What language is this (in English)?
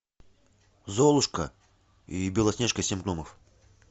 Russian